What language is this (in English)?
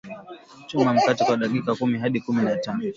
Swahili